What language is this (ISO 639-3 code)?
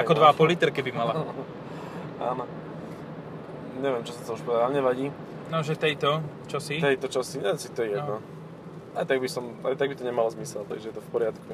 slk